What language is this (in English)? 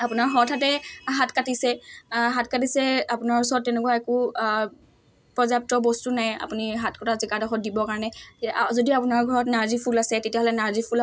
Assamese